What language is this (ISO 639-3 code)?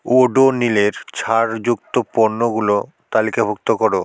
ben